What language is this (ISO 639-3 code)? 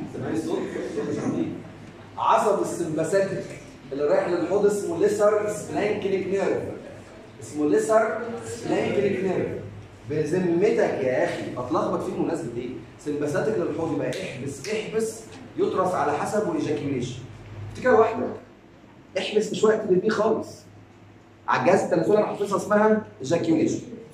ara